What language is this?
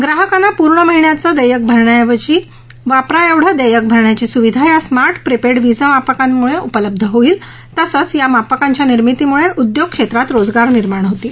Marathi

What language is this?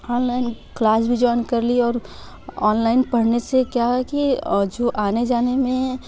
Hindi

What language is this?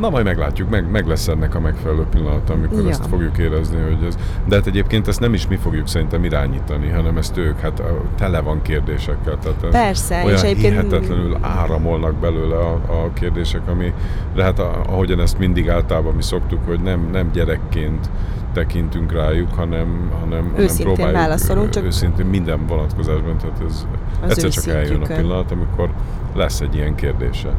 Hungarian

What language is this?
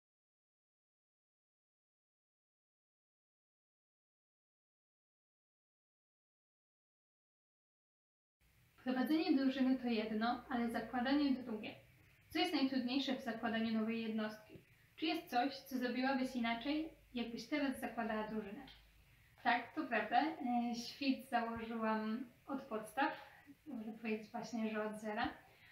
Polish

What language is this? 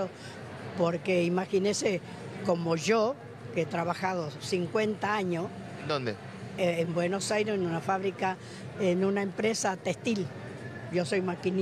Spanish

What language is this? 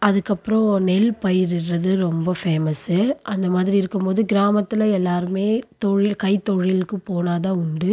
Tamil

